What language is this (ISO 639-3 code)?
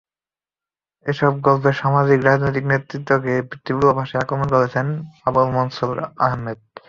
ben